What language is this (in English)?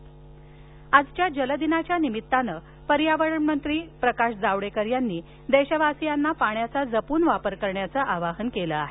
Marathi